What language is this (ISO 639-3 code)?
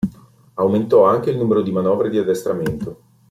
ita